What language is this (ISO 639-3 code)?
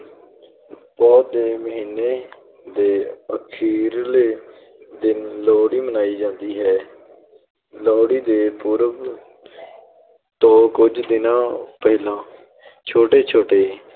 pan